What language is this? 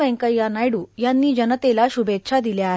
Marathi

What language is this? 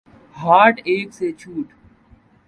Urdu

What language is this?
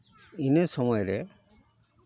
Santali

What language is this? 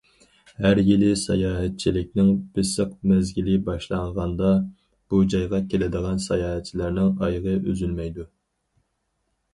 Uyghur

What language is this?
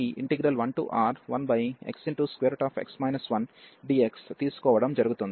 Telugu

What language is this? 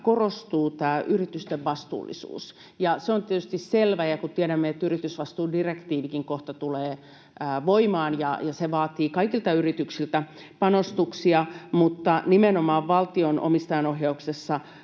Finnish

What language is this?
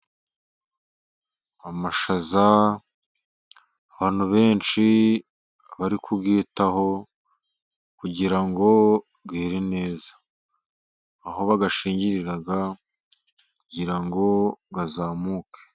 Kinyarwanda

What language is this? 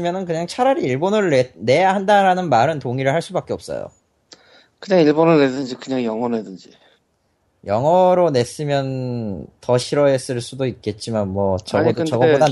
Korean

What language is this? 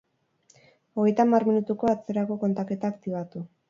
Basque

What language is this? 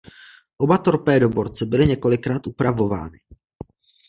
Czech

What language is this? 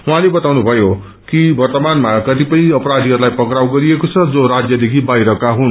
Nepali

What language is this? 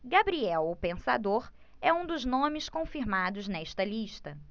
Portuguese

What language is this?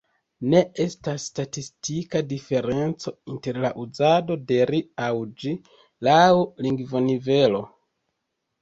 Esperanto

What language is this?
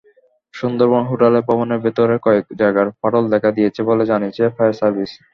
Bangla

